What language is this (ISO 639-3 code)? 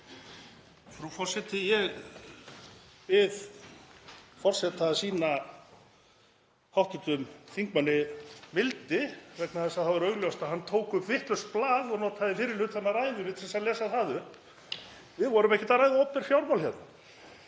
isl